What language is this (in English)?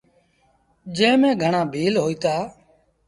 Sindhi Bhil